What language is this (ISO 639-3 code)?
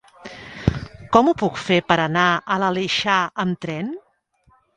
cat